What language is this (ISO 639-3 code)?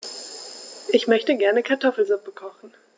deu